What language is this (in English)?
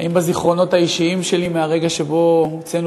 Hebrew